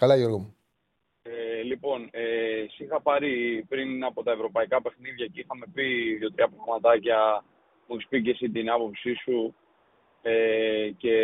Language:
Greek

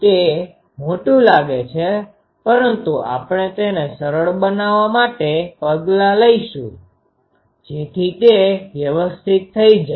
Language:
Gujarati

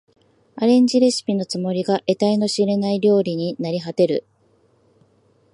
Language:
Japanese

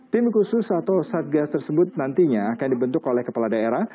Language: Indonesian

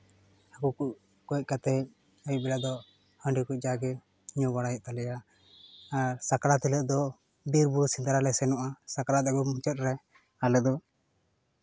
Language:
Santali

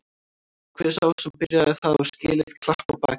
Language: Icelandic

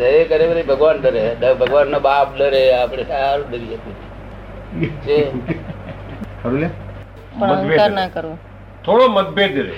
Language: Gujarati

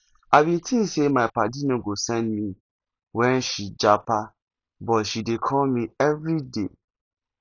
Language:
Nigerian Pidgin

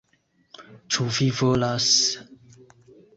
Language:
Esperanto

